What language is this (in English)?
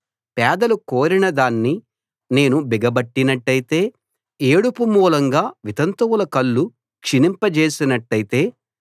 Telugu